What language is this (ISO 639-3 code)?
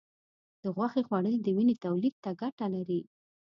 pus